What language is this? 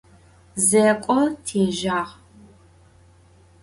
Adyghe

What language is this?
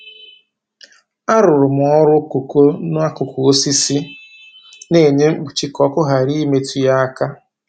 Igbo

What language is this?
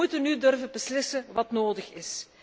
Dutch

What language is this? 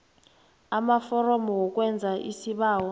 South Ndebele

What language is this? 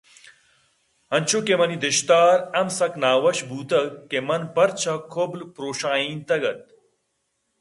Eastern Balochi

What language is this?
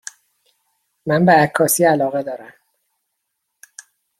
Persian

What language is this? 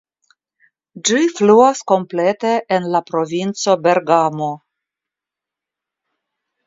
Esperanto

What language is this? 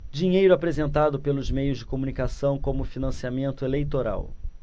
Portuguese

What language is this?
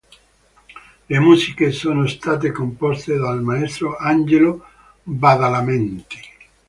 Italian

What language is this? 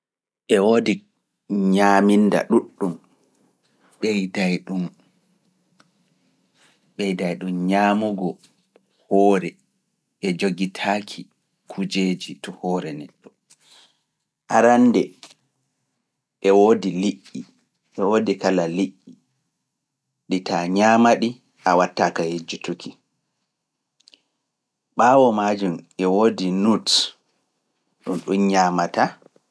Fula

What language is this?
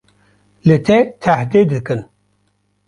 Kurdish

